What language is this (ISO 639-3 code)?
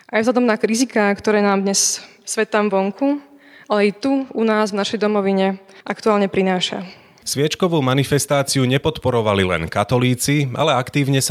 slk